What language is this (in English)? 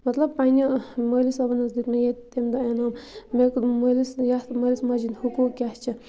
Kashmiri